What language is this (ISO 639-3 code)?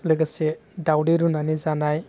brx